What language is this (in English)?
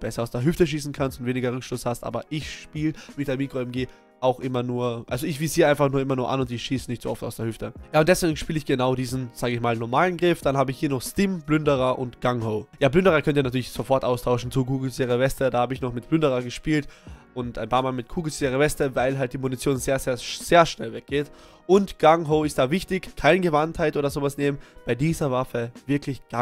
German